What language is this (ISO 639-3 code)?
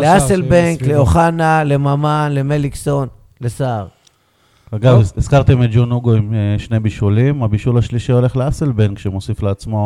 heb